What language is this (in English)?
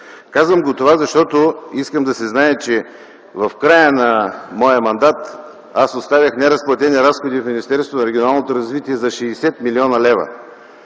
Bulgarian